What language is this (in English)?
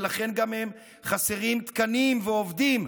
Hebrew